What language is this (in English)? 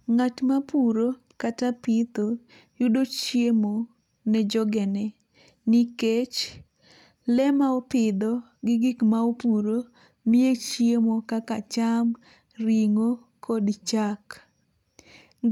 Luo (Kenya and Tanzania)